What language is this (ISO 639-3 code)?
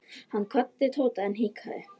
isl